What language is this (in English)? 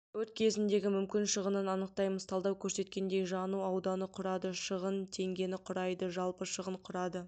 Kazakh